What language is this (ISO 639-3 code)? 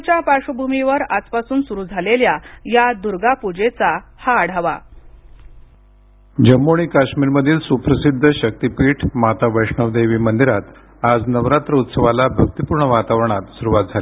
mar